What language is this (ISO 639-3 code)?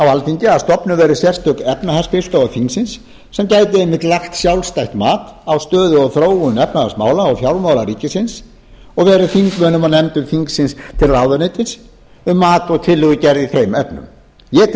isl